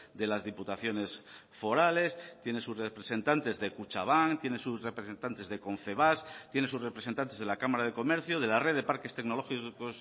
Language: Spanish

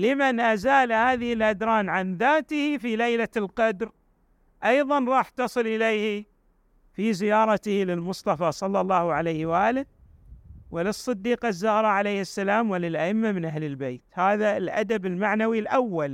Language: Arabic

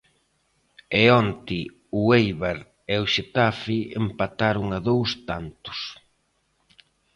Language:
Galician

